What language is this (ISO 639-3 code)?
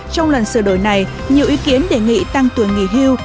vie